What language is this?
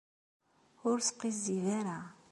Kabyle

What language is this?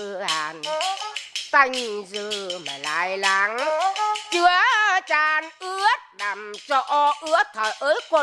Vietnamese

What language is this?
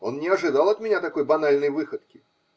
Russian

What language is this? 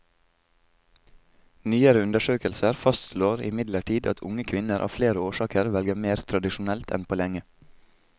Norwegian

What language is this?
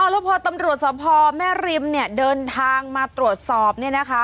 Thai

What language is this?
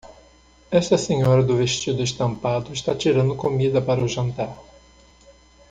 Portuguese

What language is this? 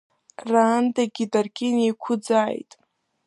Abkhazian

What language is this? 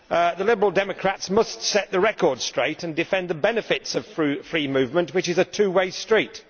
English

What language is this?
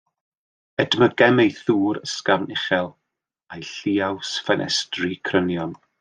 Welsh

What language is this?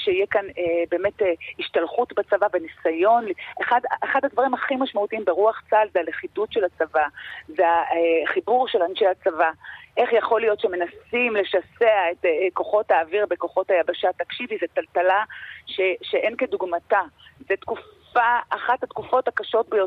Hebrew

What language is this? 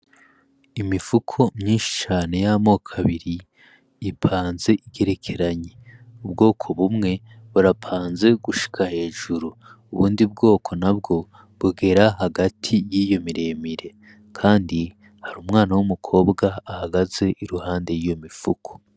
Rundi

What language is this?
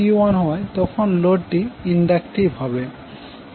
Bangla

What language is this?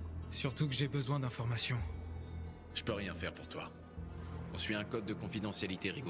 French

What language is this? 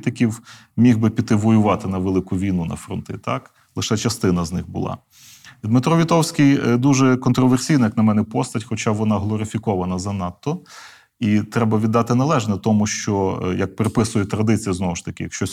Ukrainian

